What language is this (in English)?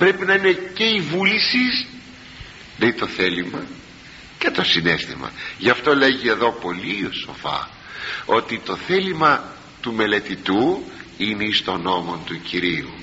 Greek